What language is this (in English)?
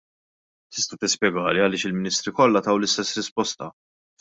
Maltese